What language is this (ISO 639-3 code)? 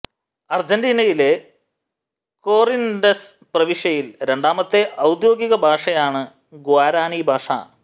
mal